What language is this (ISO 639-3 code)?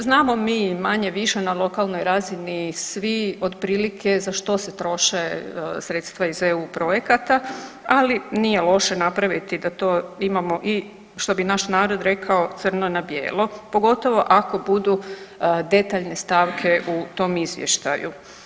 hrv